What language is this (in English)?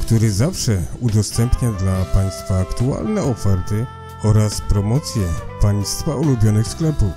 Polish